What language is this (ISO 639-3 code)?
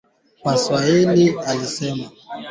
swa